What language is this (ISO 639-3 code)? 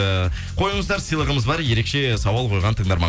kaz